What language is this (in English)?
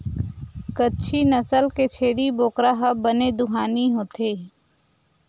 Chhattisgarhi